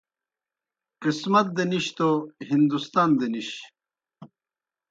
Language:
Kohistani Shina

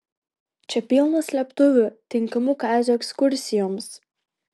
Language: Lithuanian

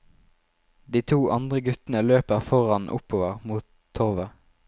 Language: Norwegian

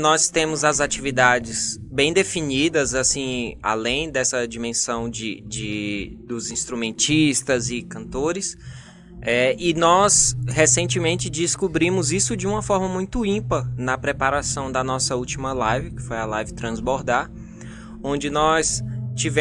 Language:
Portuguese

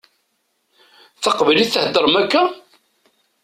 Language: Kabyle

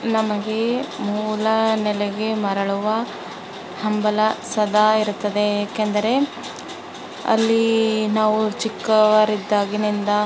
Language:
Kannada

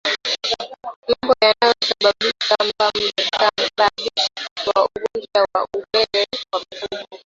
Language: Swahili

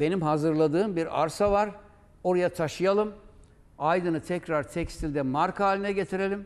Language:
Turkish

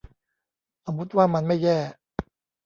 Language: Thai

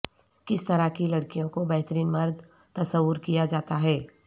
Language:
Urdu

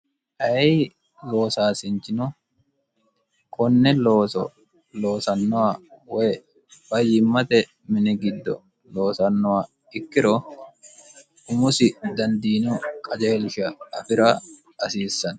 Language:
Sidamo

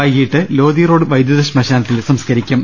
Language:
Malayalam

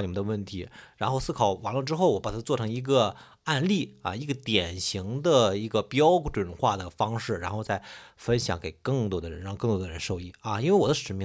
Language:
Chinese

